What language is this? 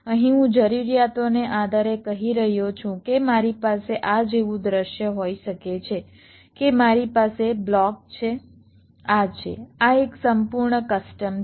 Gujarati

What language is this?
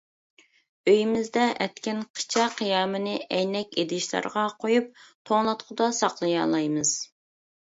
Uyghur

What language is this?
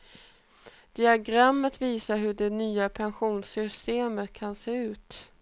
Swedish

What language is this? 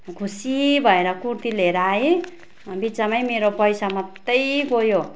Nepali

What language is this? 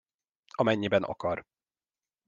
Hungarian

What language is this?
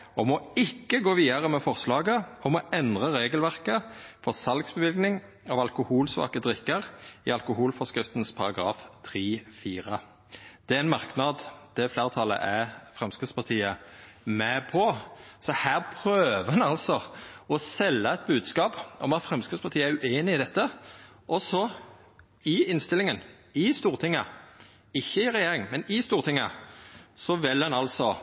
Norwegian Nynorsk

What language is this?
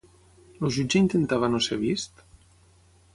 Catalan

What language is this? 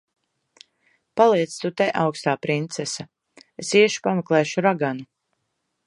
Latvian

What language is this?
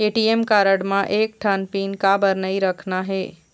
Chhattisgarhi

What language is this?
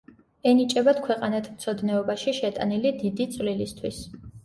Georgian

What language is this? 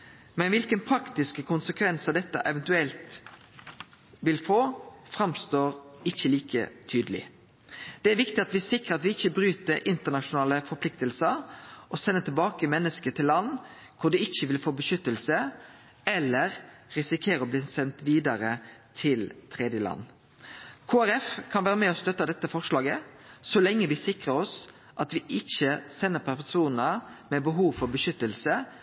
Norwegian Nynorsk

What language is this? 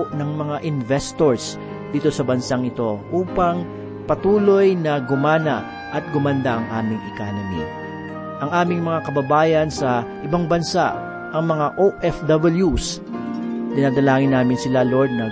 Filipino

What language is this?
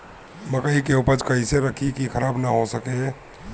Bhojpuri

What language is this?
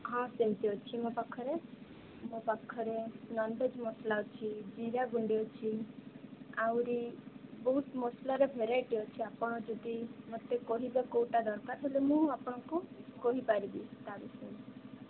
Odia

